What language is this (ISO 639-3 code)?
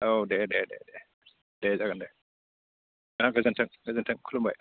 brx